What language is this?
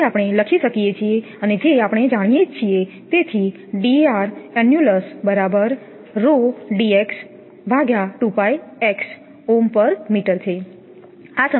Gujarati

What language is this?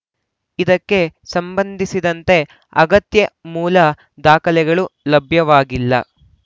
Kannada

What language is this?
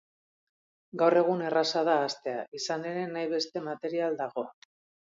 Basque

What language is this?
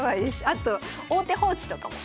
Japanese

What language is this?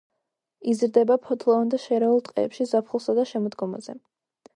Georgian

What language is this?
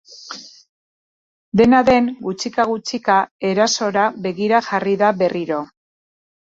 Basque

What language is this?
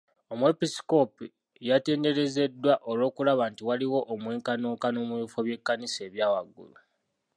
Ganda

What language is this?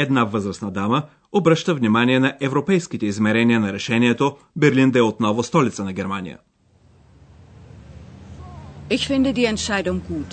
Bulgarian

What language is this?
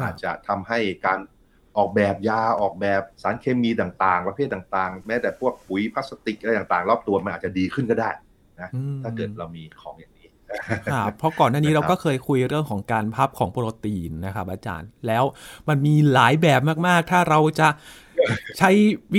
Thai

